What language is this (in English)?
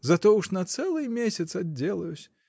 Russian